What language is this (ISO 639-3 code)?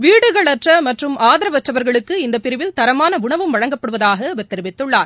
tam